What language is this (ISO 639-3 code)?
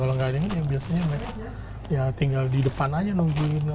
ind